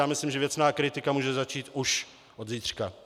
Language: Czech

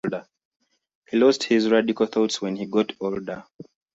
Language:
English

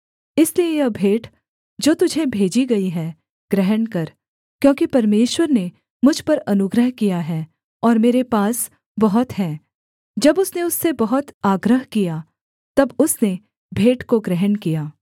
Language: Hindi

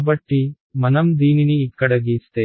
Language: Telugu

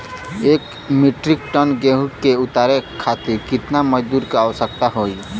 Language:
Bhojpuri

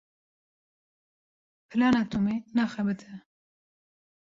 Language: Kurdish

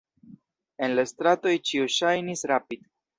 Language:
Esperanto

